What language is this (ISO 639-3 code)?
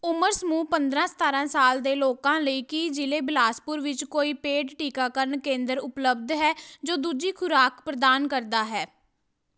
pan